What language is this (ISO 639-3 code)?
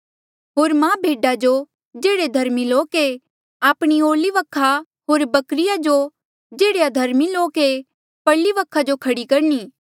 mjl